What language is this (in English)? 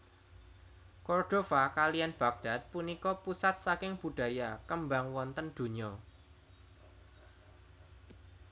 Javanese